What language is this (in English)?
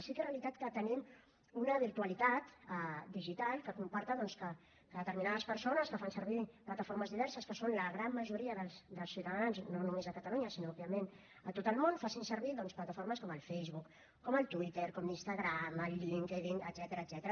Catalan